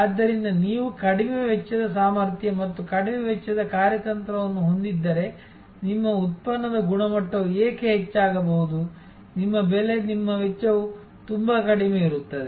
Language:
Kannada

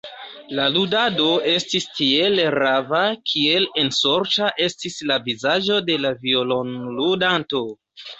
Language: Esperanto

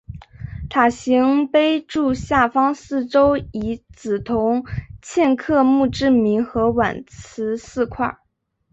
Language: Chinese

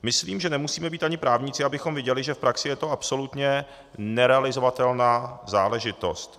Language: Czech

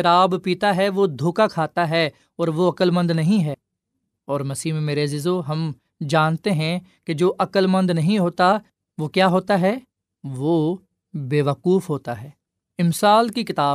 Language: Urdu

